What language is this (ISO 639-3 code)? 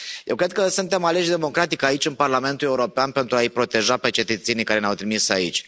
ron